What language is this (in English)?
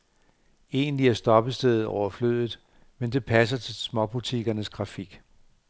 Danish